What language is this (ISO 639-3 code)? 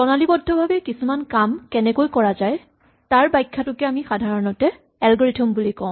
asm